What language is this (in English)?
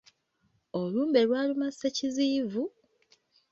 Ganda